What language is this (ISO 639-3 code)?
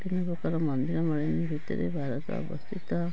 ori